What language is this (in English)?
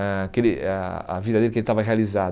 Portuguese